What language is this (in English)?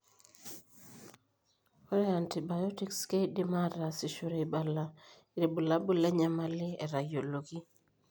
Masai